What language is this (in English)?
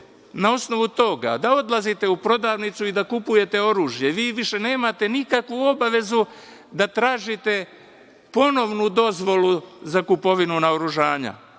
Serbian